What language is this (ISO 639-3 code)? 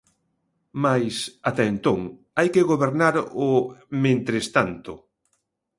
glg